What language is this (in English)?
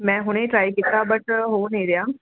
Punjabi